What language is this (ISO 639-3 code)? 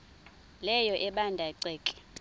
xho